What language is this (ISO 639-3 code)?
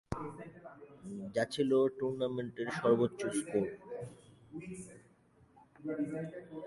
ben